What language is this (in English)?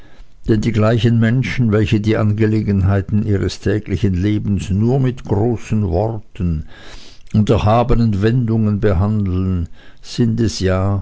German